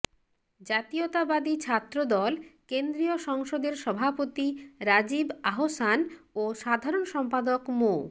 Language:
Bangla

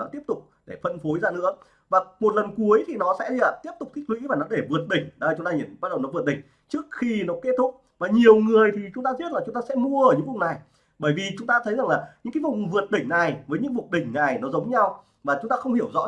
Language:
Vietnamese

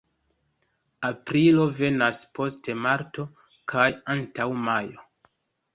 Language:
Esperanto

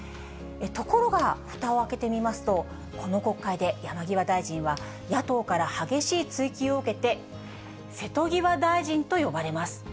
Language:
Japanese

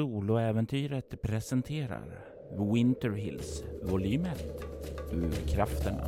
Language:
Swedish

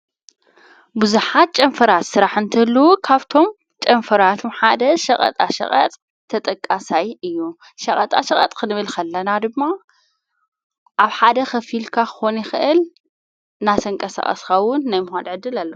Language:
Tigrinya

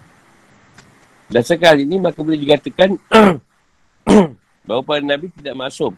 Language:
Malay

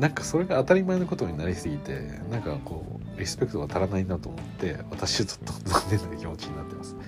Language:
Japanese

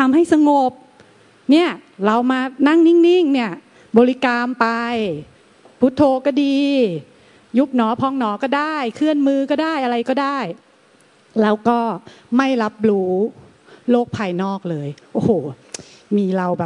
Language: Thai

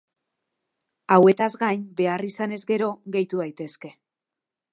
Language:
Basque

